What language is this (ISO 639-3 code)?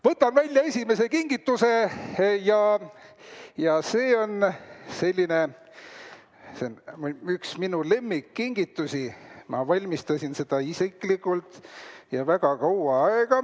est